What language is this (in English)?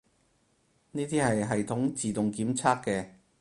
Cantonese